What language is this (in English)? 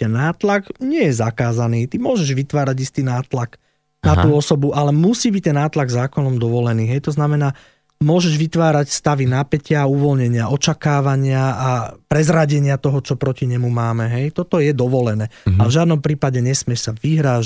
Slovak